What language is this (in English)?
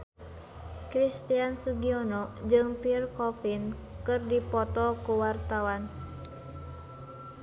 Sundanese